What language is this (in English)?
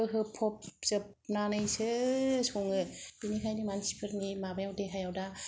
Bodo